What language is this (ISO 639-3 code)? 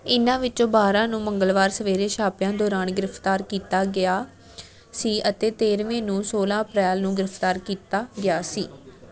pan